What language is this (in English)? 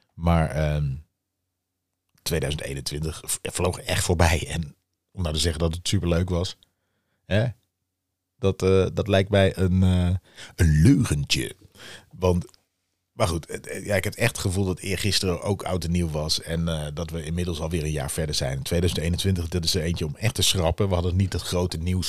Dutch